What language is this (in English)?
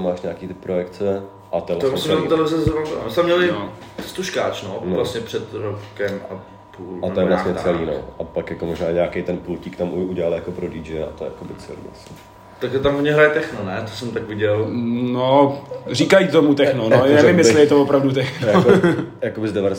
Czech